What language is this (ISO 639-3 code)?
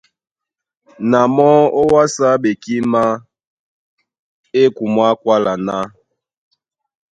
dua